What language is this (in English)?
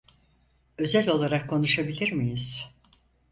Turkish